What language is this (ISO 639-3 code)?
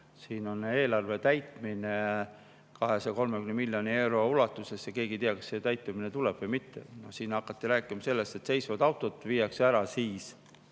est